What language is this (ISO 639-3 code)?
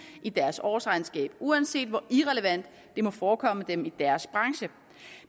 dan